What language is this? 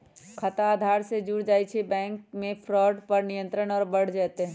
Magahi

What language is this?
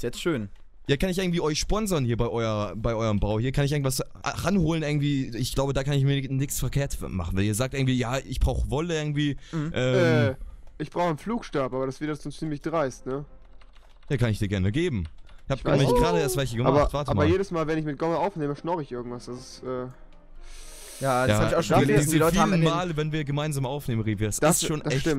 German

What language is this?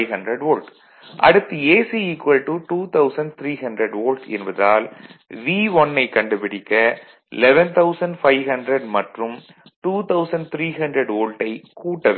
Tamil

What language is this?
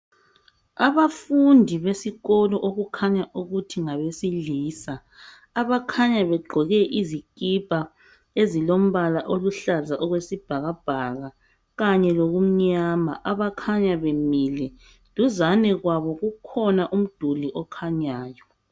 North Ndebele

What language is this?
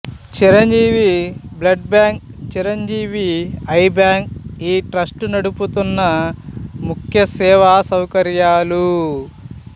Telugu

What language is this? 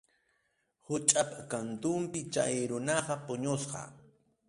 Arequipa-La Unión Quechua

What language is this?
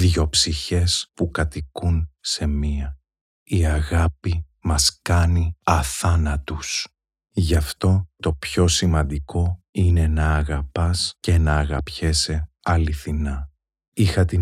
Greek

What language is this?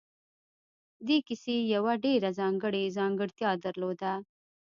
Pashto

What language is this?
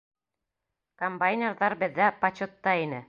Bashkir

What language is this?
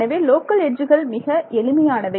Tamil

